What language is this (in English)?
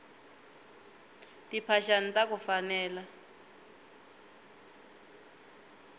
Tsonga